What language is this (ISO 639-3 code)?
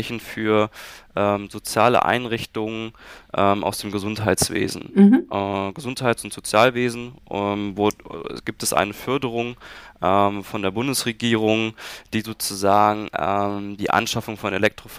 deu